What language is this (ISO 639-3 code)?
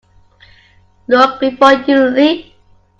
eng